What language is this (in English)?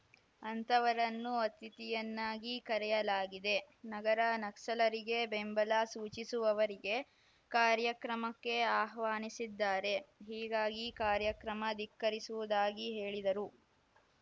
Kannada